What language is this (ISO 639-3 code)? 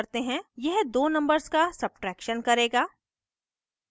hin